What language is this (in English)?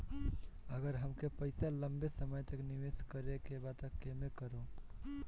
Bhojpuri